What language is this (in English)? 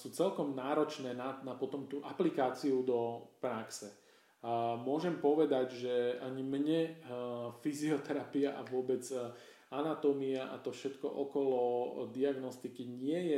Slovak